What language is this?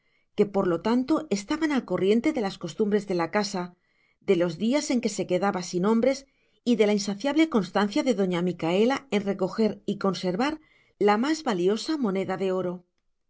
Spanish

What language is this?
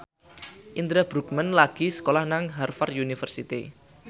Javanese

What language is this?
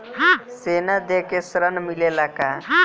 Bhojpuri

